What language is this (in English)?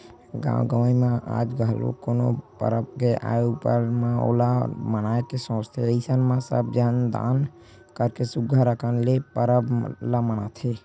Chhattisgarhi